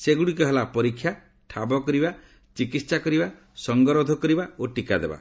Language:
Odia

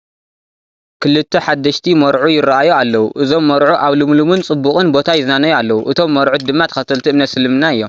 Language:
Tigrinya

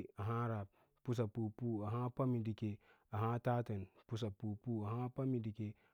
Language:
Lala-Roba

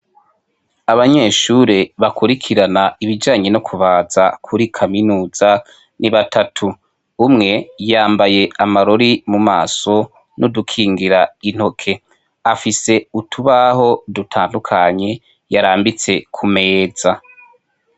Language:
Rundi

